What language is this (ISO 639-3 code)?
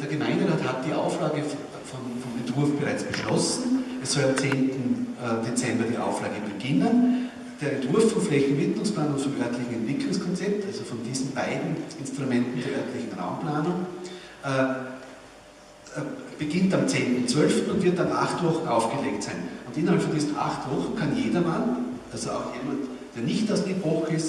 deu